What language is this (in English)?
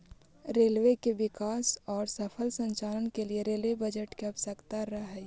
Magahi